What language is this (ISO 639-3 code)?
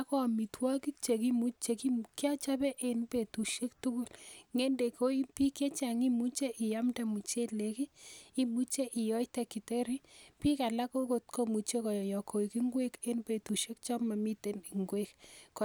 kln